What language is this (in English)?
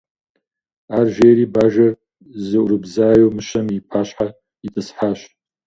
Kabardian